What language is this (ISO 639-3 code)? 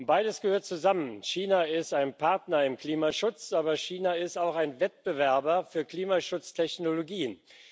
deu